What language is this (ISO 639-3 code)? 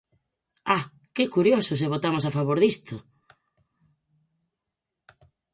glg